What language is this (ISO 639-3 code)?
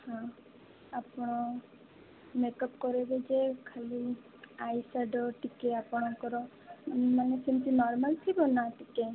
ori